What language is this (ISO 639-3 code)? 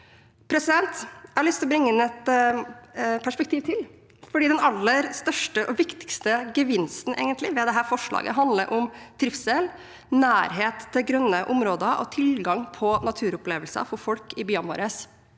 nor